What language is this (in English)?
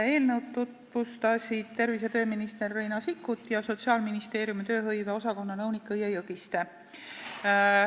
Estonian